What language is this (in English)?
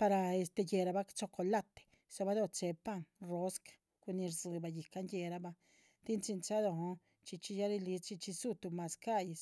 Chichicapan Zapotec